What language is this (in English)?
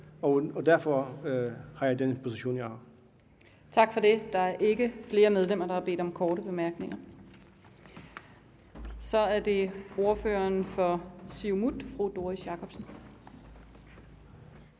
Danish